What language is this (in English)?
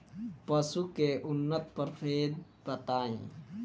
Bhojpuri